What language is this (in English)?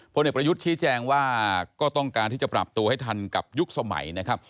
Thai